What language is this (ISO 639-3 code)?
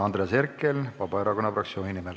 est